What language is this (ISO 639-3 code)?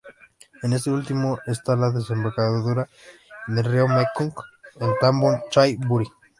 spa